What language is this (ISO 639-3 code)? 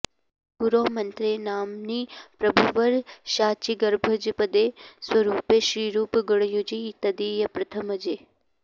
san